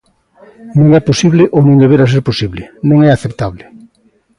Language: Galician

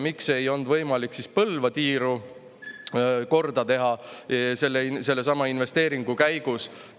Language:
Estonian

